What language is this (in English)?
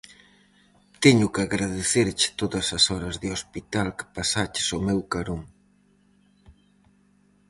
Galician